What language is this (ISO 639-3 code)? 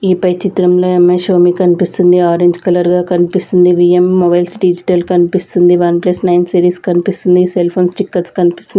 tel